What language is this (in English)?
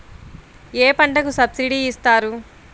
Telugu